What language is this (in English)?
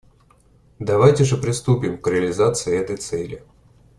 Russian